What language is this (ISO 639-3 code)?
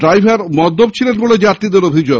ben